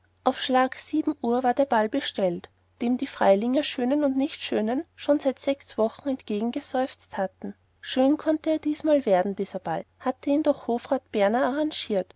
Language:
German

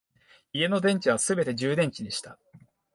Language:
Japanese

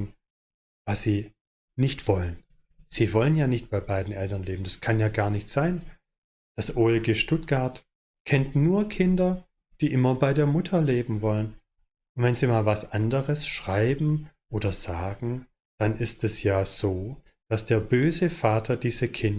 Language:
German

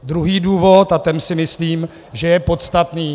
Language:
Czech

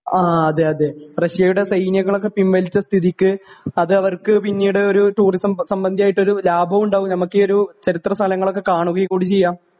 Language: Malayalam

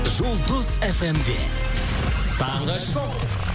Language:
Kazakh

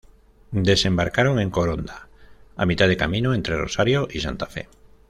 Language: Spanish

